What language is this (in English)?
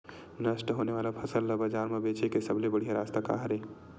Chhattisgarhi